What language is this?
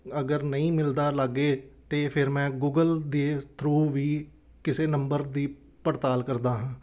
Punjabi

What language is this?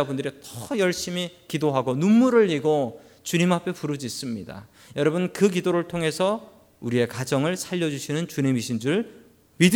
Korean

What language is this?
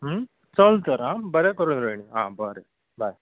Konkani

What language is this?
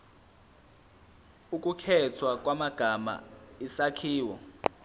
Zulu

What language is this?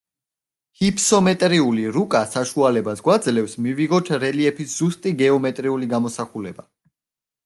Georgian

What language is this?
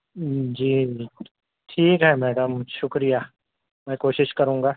Urdu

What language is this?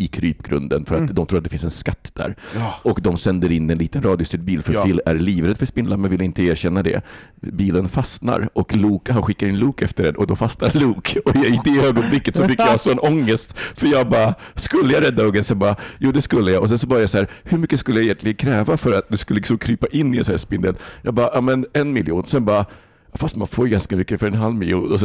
Swedish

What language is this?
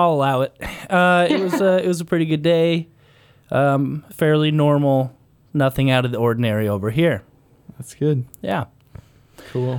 English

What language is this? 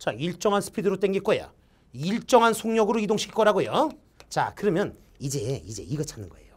Korean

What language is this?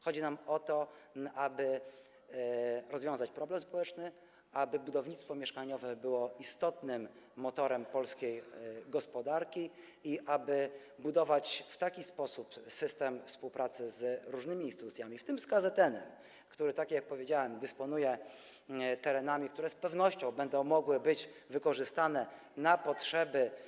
Polish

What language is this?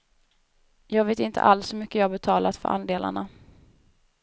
Swedish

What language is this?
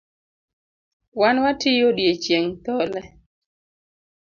Luo (Kenya and Tanzania)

